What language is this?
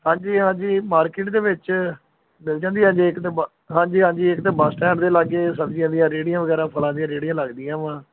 Punjabi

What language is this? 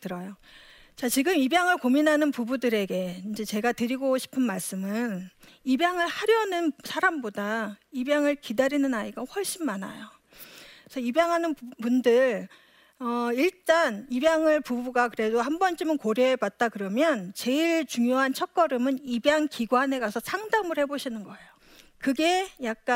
Korean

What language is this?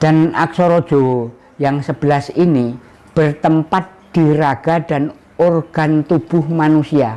Indonesian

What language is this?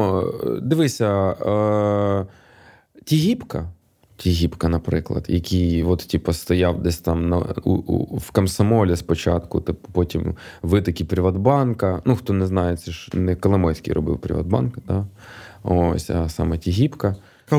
Ukrainian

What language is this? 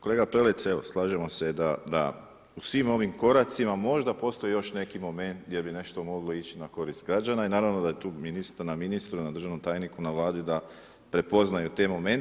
Croatian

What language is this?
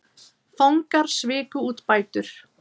Icelandic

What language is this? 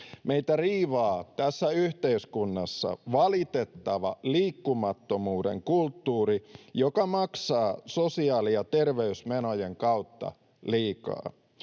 Finnish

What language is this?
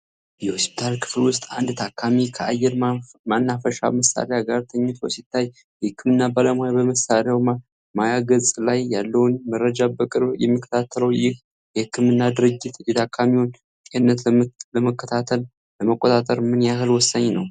Amharic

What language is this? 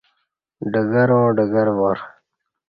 Kati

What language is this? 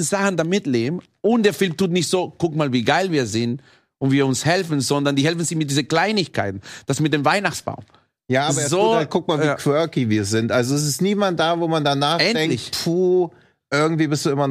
German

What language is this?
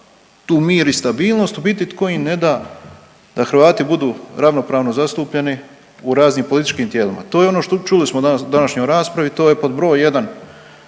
Croatian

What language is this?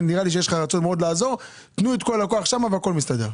Hebrew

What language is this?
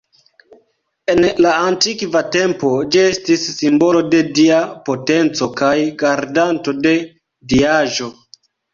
Esperanto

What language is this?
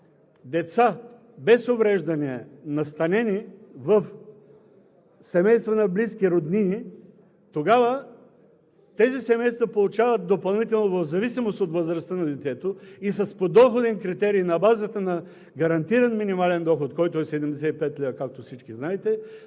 Bulgarian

